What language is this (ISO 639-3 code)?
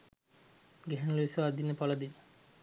sin